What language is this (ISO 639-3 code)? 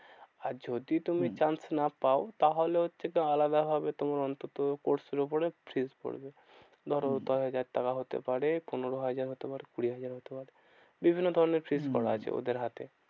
ben